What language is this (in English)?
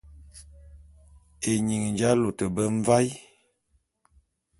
Bulu